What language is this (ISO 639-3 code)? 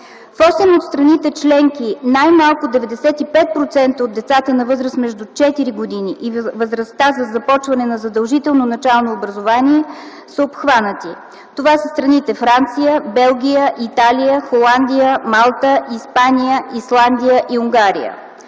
bul